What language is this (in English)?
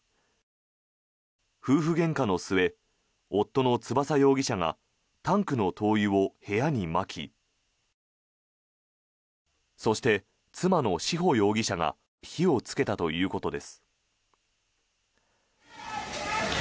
Japanese